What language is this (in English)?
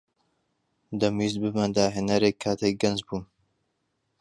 Central Kurdish